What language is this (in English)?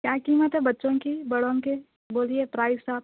Urdu